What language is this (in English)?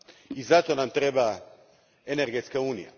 Croatian